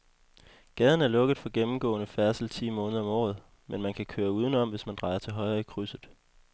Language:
Danish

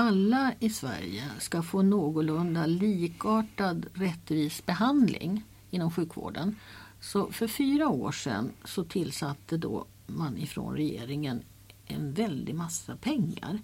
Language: Swedish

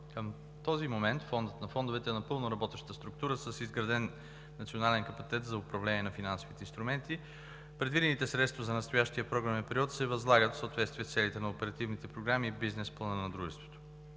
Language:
Bulgarian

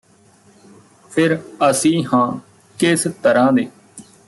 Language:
Punjabi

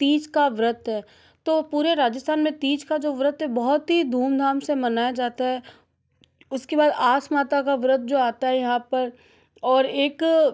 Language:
Hindi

